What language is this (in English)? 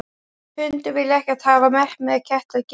Icelandic